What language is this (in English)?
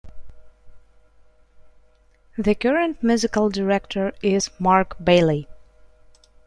English